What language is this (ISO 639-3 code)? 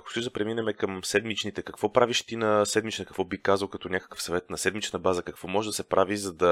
bul